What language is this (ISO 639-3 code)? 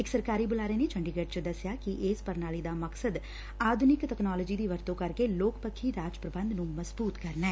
pan